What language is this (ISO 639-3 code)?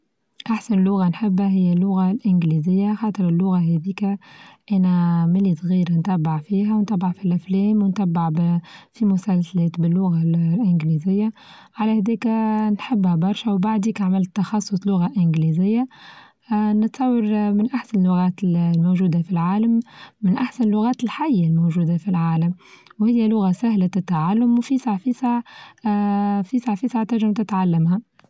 aeb